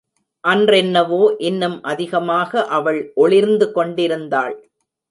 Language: Tamil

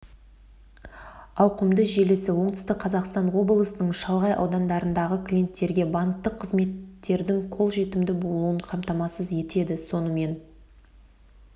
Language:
Kazakh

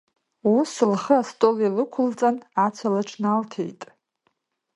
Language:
Abkhazian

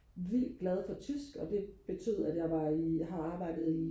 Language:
Danish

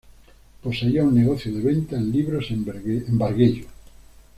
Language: Spanish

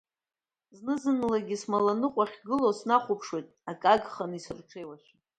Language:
Abkhazian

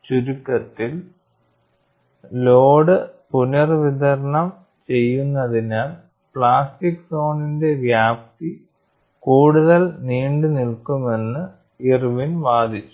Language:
Malayalam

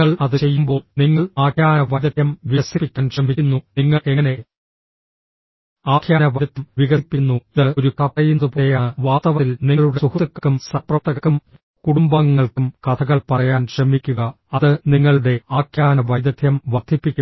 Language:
Malayalam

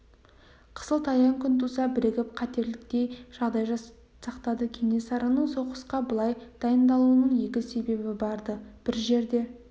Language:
Kazakh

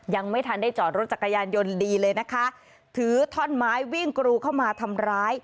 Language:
Thai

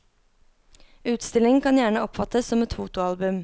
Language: Norwegian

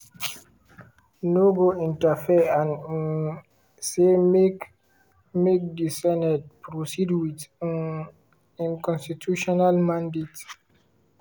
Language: Nigerian Pidgin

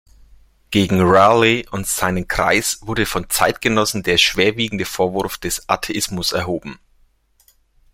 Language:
German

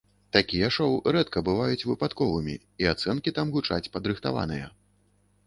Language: Belarusian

